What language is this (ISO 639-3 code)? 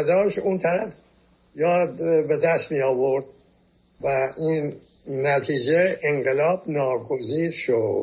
fas